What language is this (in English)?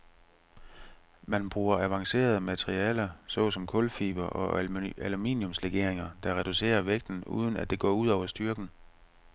Danish